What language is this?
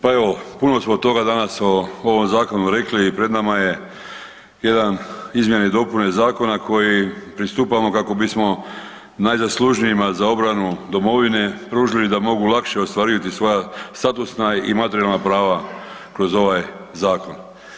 Croatian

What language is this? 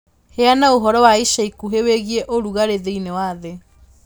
Kikuyu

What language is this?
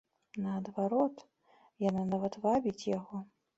Belarusian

